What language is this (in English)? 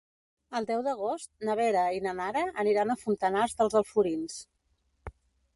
Catalan